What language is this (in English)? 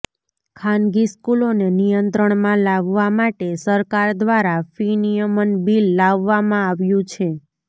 Gujarati